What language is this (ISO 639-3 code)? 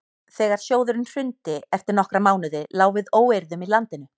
isl